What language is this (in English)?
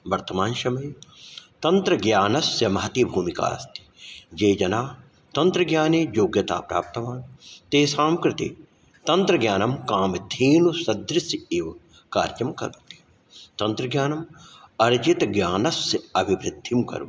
Sanskrit